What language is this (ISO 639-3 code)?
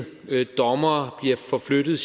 dan